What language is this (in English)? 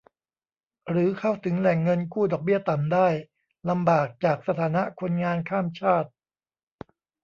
Thai